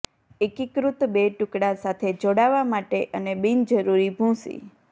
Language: Gujarati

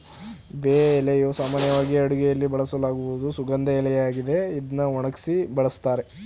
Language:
Kannada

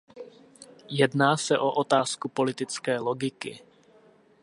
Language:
Czech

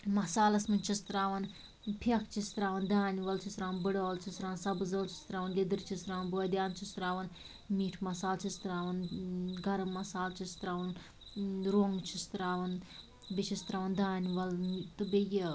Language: Kashmiri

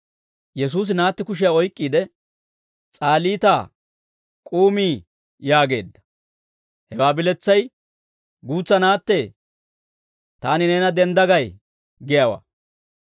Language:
Dawro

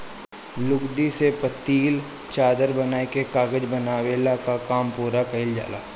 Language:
Bhojpuri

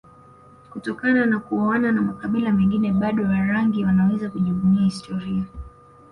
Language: Swahili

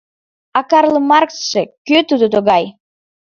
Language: Mari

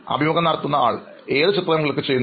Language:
Malayalam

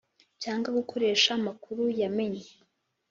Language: Kinyarwanda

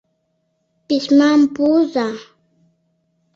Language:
Mari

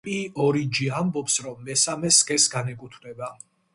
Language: Georgian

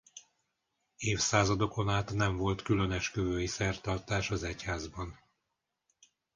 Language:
Hungarian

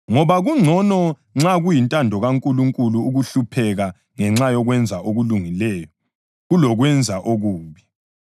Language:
North Ndebele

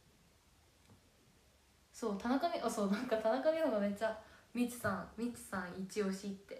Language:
Japanese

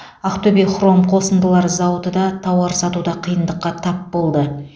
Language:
Kazakh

